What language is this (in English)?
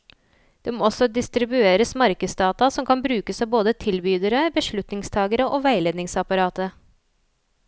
Norwegian